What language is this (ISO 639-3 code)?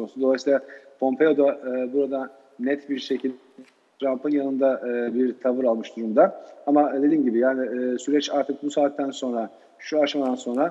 tur